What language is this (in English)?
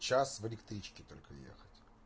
Russian